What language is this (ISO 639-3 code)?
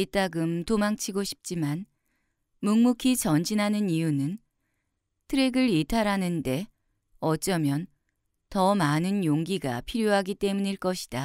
kor